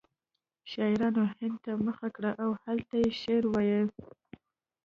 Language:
Pashto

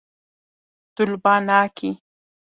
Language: Kurdish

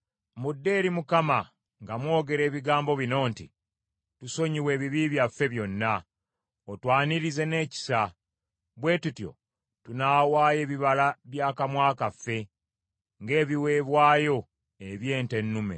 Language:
Ganda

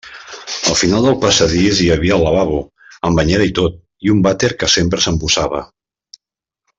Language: Catalan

